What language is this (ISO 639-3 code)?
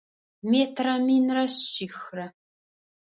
ady